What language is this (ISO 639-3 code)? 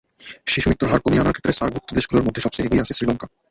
ben